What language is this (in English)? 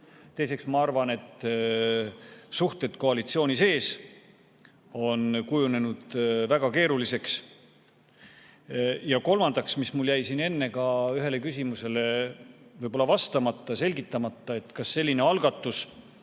Estonian